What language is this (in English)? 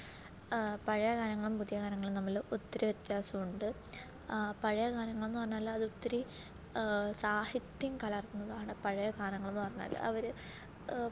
Malayalam